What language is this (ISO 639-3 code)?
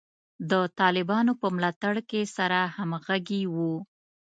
pus